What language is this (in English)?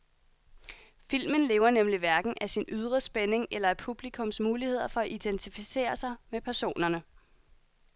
Danish